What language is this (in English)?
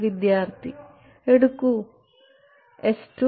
Malayalam